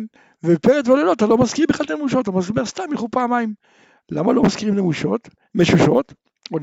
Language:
Hebrew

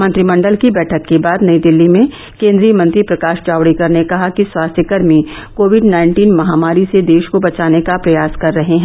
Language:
Hindi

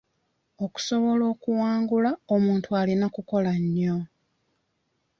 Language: Ganda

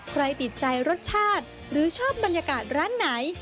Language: Thai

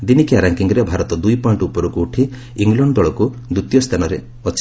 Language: Odia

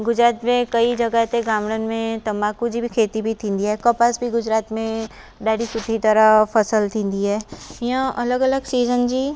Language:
Sindhi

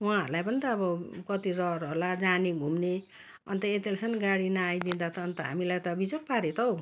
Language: Nepali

